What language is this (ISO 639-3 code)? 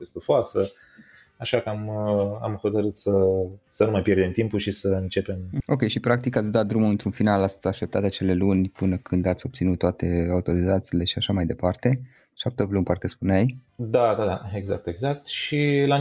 ron